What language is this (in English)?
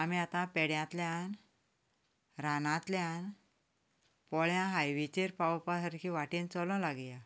Konkani